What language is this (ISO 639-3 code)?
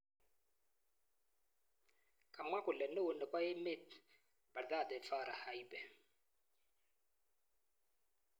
kln